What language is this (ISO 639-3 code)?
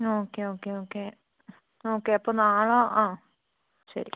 mal